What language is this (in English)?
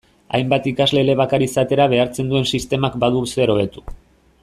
Basque